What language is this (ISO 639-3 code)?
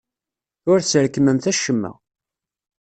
kab